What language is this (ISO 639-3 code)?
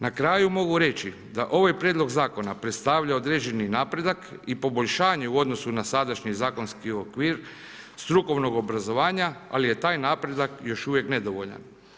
hrv